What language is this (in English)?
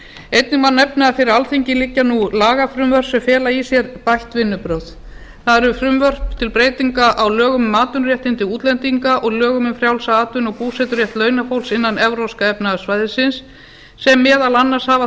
Icelandic